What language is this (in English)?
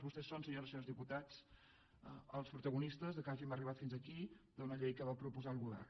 Catalan